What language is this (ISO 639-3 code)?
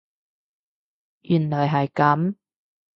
yue